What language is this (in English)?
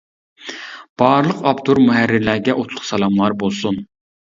Uyghur